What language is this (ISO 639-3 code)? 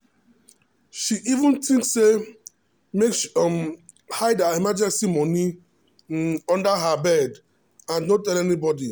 pcm